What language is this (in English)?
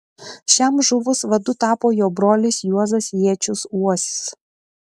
Lithuanian